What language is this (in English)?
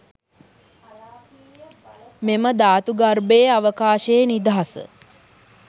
Sinhala